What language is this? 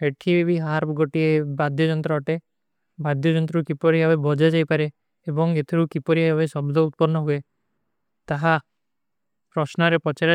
Kui (India)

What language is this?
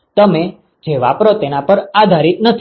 Gujarati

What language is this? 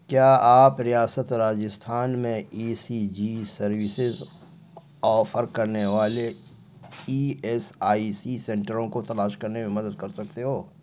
Urdu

